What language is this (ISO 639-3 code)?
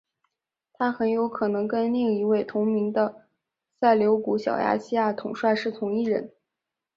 zho